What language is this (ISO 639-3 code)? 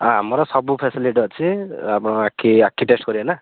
ori